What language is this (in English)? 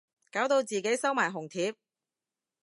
Cantonese